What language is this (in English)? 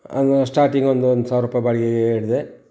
Kannada